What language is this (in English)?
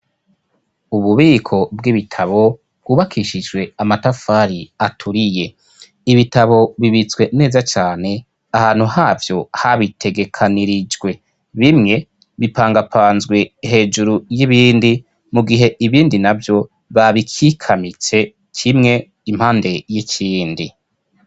Rundi